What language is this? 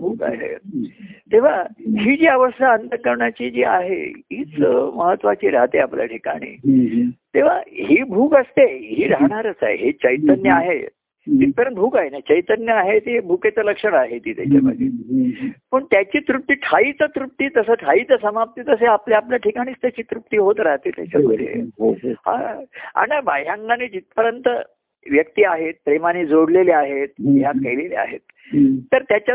Marathi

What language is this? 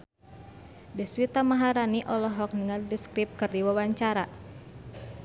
Sundanese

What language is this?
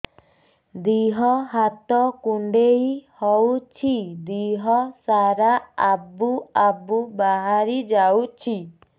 Odia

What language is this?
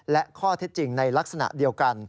Thai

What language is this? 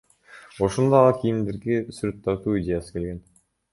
Kyrgyz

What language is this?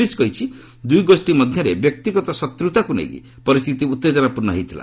Odia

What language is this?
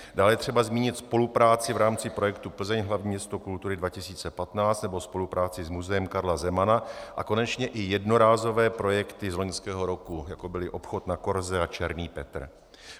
Czech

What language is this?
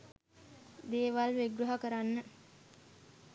Sinhala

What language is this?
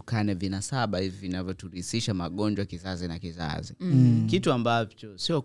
Swahili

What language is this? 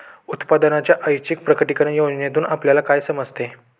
Marathi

